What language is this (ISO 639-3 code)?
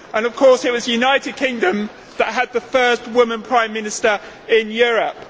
eng